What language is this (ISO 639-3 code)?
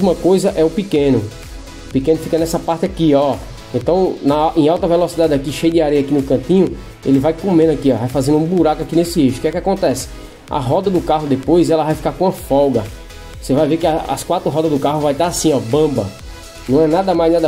por